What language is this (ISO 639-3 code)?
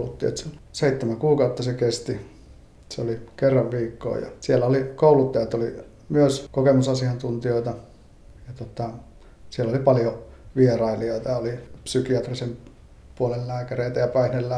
fin